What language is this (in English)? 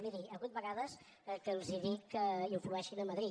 Catalan